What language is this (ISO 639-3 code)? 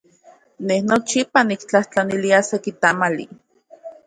ncx